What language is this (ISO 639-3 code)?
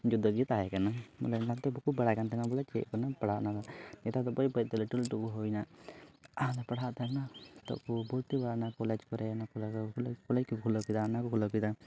sat